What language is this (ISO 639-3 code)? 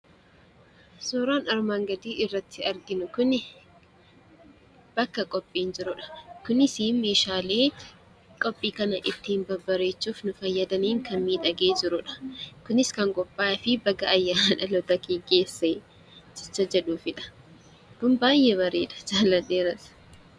orm